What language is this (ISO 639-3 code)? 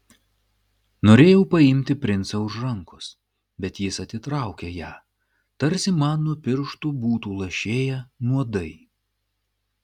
lit